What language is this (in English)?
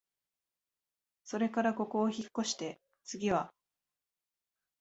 Japanese